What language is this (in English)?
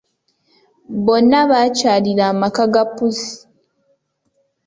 Ganda